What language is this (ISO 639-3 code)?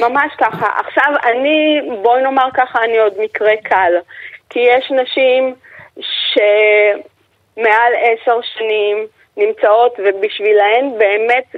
heb